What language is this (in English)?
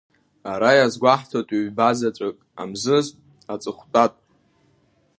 Abkhazian